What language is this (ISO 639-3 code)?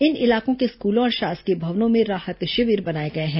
hin